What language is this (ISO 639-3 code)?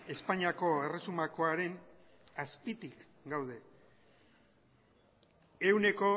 eus